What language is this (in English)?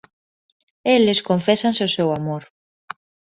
Galician